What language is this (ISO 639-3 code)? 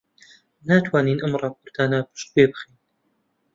ckb